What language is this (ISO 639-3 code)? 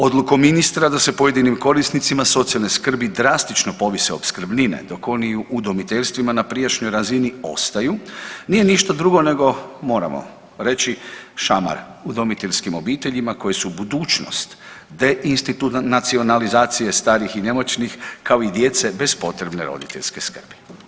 hrv